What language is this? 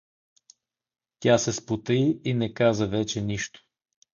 Bulgarian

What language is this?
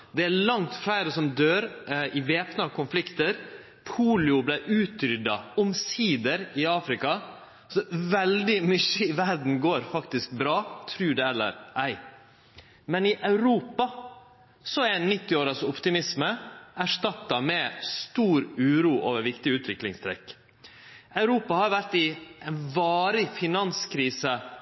Norwegian Nynorsk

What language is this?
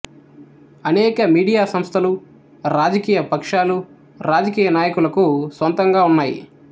Telugu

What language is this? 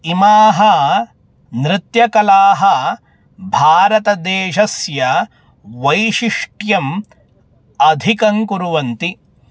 Sanskrit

